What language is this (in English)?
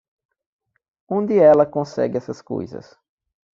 Portuguese